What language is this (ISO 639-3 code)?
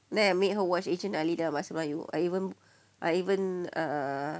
eng